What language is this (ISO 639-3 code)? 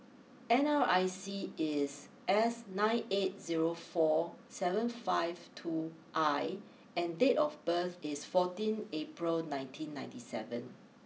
eng